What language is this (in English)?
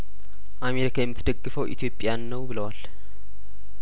Amharic